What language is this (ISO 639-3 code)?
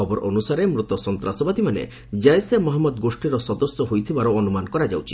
ori